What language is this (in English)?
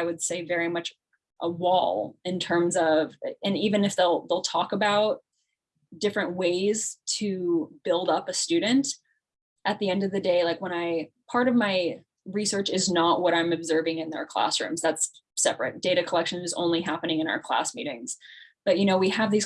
English